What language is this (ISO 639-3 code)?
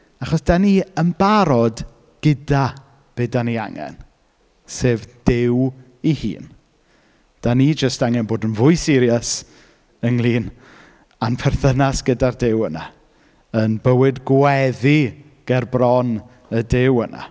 cym